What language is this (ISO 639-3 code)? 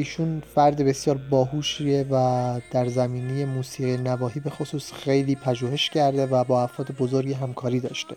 fas